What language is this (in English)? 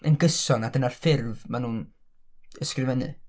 Welsh